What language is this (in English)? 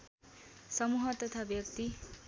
Nepali